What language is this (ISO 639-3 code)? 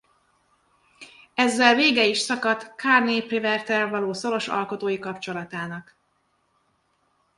hun